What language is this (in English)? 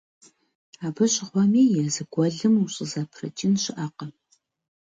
Kabardian